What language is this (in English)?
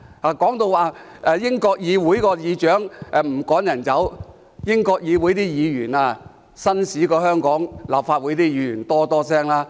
Cantonese